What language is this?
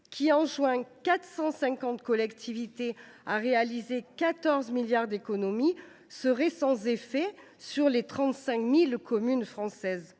French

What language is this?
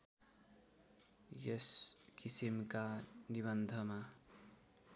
Nepali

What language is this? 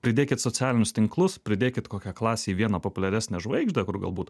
Lithuanian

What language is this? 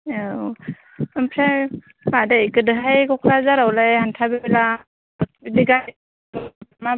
Bodo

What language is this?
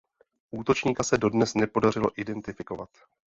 Czech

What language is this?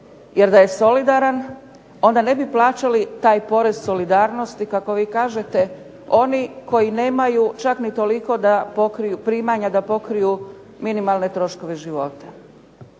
Croatian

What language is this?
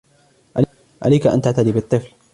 Arabic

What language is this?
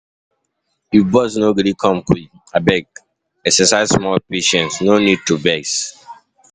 Nigerian Pidgin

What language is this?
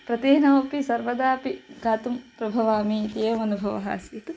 Sanskrit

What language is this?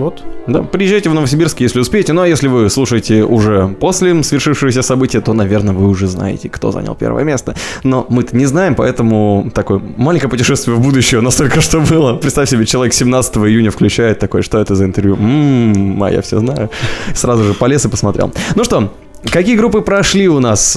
Russian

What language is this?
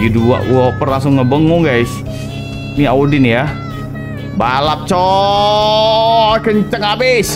Indonesian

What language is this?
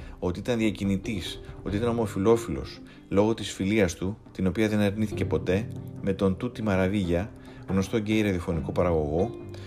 Greek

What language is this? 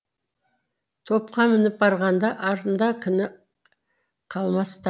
Kazakh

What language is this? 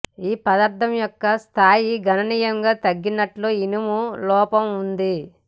Telugu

